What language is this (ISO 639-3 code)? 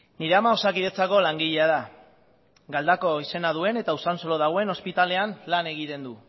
eus